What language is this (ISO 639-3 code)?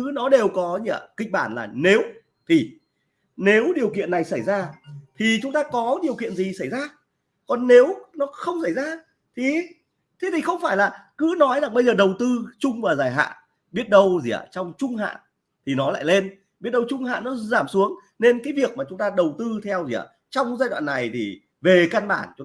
vie